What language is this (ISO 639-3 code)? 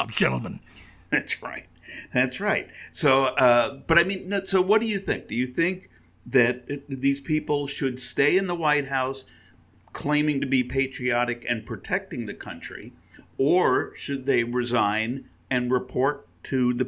eng